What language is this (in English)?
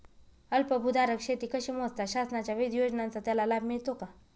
Marathi